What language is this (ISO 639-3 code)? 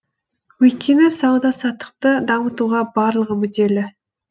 kaz